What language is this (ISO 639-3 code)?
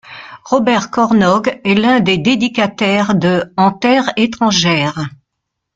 fra